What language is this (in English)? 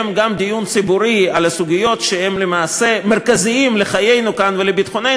Hebrew